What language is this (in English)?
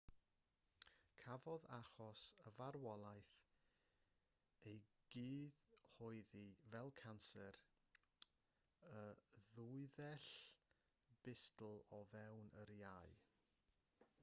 Welsh